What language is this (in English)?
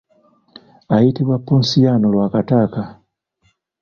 Ganda